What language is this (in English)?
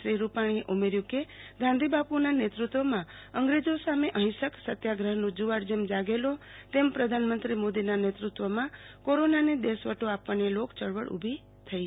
Gujarati